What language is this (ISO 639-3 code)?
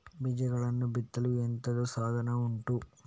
kan